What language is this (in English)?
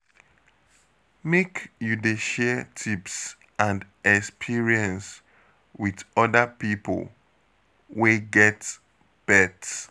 Nigerian Pidgin